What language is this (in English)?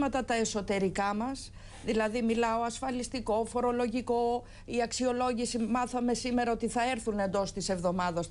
Greek